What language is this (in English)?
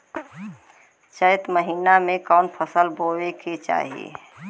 Bhojpuri